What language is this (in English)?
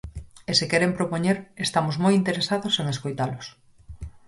Galician